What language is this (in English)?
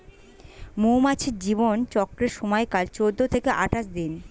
Bangla